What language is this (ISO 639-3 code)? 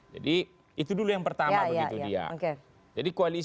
ind